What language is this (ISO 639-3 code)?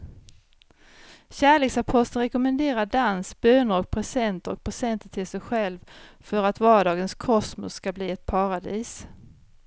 swe